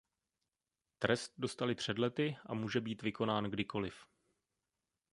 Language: Czech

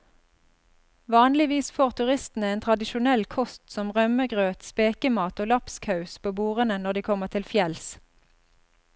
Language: Norwegian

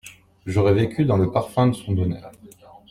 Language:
French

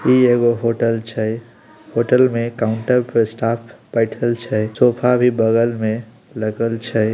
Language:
Magahi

